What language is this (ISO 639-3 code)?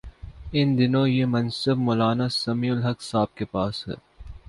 urd